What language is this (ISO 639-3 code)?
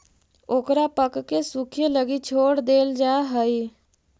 mag